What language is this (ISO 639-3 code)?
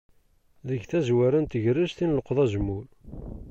kab